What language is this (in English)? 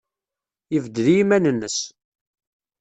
Kabyle